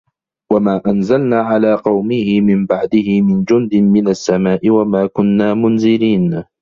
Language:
Arabic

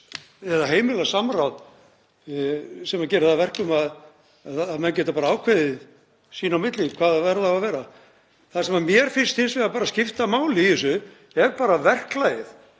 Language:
Icelandic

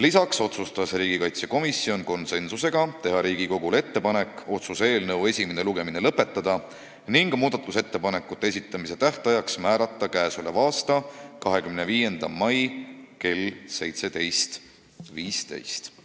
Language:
Estonian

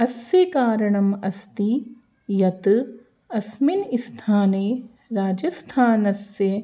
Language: Sanskrit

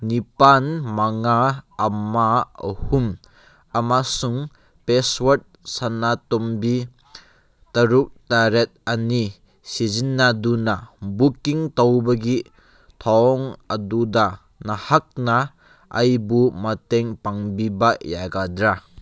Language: Manipuri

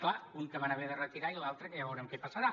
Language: Catalan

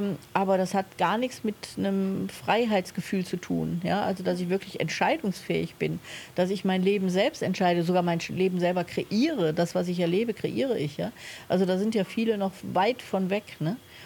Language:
German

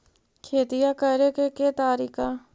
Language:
Magahi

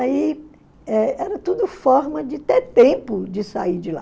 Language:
Portuguese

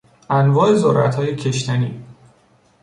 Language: Persian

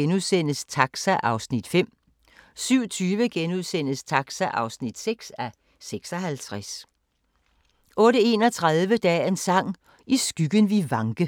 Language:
Danish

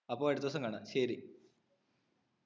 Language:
Malayalam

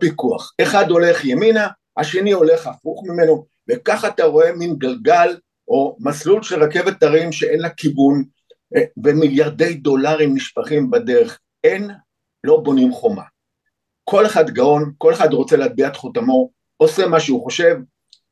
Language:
Hebrew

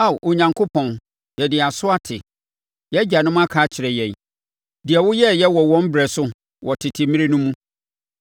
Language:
Akan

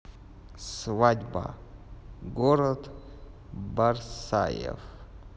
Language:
Russian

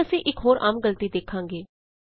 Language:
Punjabi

